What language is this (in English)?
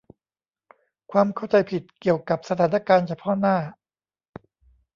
Thai